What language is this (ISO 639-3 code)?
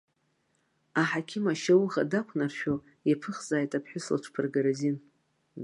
abk